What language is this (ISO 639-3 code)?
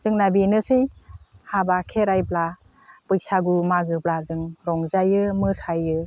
brx